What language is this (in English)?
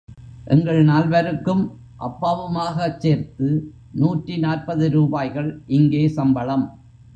Tamil